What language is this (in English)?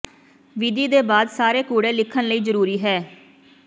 Punjabi